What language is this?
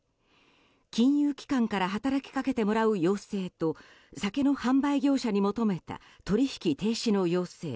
Japanese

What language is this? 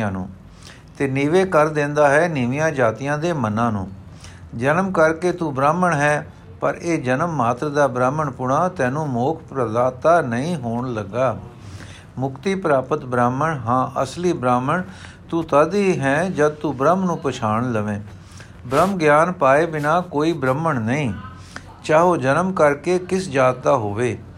Punjabi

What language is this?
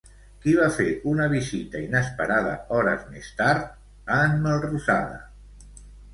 Catalan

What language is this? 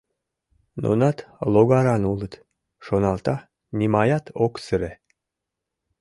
Mari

